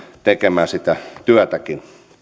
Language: Finnish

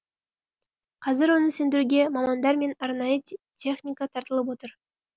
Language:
Kazakh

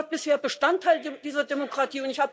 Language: German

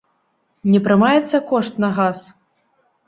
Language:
Belarusian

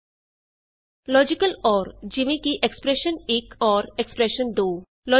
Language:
Punjabi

